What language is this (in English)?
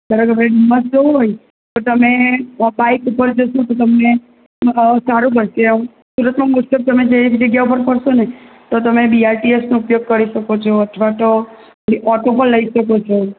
Gujarati